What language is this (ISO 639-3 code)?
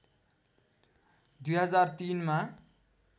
nep